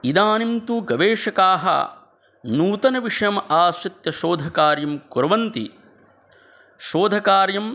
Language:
Sanskrit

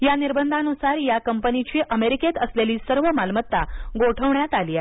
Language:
Marathi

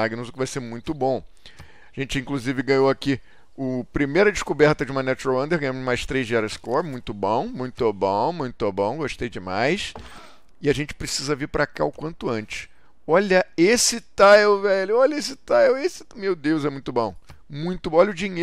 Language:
Portuguese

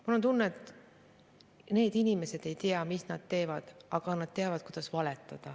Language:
Estonian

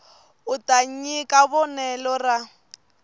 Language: Tsonga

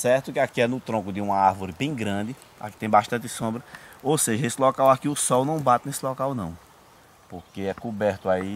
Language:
Portuguese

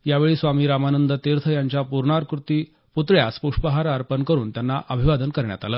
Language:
Marathi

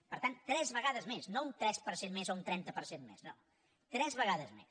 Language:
Catalan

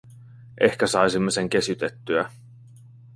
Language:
Finnish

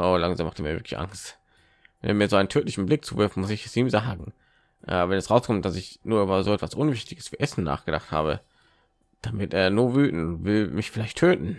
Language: German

